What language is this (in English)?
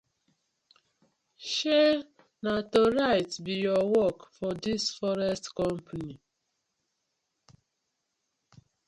Nigerian Pidgin